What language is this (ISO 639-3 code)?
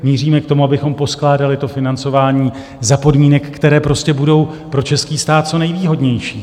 ces